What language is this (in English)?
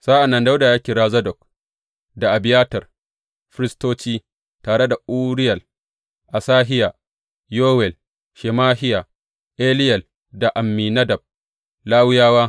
Hausa